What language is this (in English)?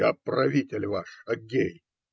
Russian